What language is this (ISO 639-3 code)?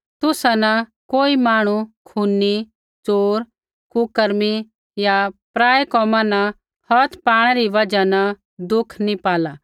kfx